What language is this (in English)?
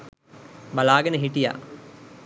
Sinhala